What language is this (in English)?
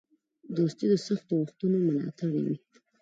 Pashto